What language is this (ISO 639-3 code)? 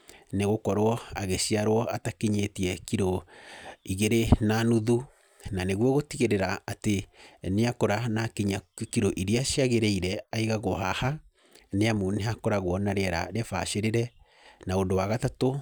kik